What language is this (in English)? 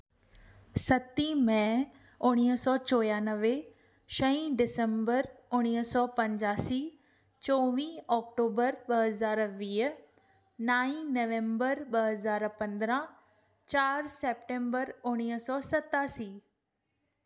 Sindhi